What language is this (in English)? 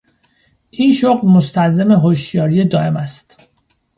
Persian